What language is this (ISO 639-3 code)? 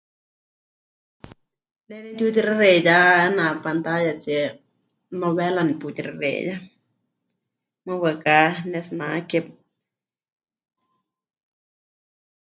hch